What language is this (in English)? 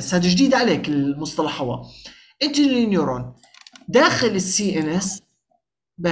Arabic